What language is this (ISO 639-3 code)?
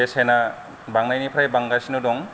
brx